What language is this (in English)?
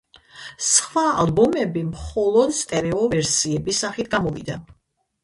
Georgian